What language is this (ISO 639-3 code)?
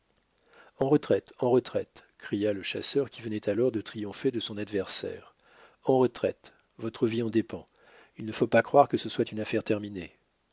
fra